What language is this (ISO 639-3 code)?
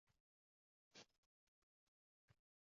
uzb